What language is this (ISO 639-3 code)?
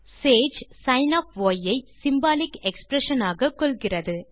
tam